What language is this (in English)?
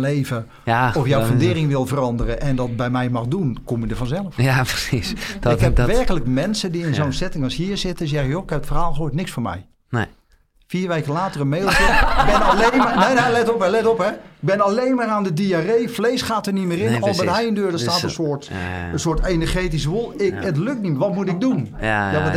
Dutch